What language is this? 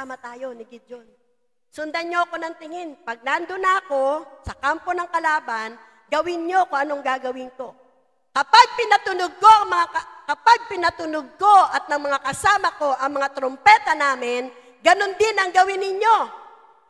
Filipino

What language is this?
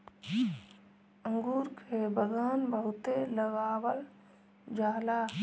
Bhojpuri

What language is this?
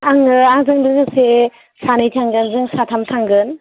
Bodo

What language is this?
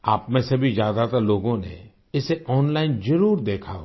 Hindi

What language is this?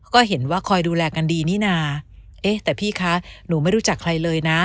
Thai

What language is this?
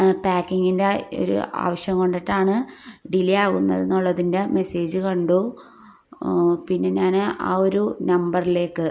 Malayalam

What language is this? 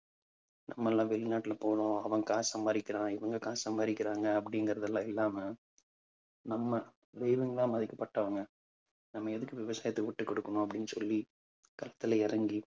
Tamil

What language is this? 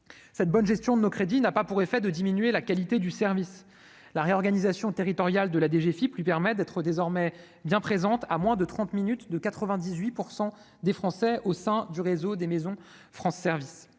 French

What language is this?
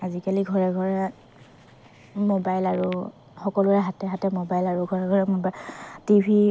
Assamese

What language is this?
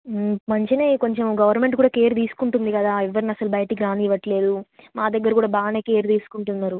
Telugu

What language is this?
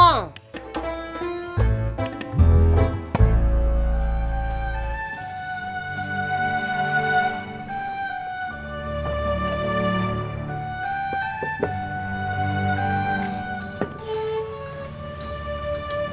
Indonesian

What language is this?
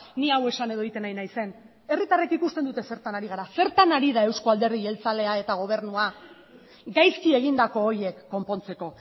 Basque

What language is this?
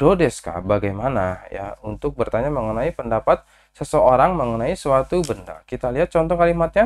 Indonesian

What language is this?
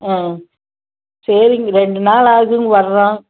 Tamil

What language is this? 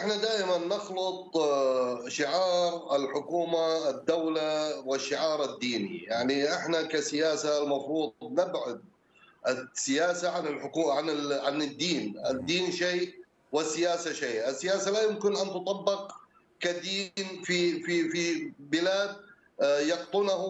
Arabic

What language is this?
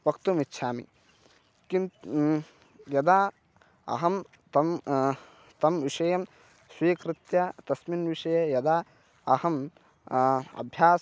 Sanskrit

